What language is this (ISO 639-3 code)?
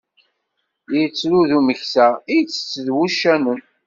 kab